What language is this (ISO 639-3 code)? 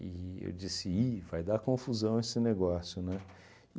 por